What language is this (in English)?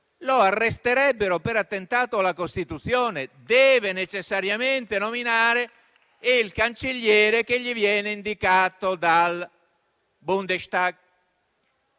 Italian